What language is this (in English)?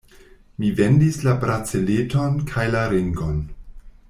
Esperanto